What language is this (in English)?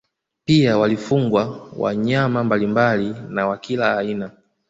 Swahili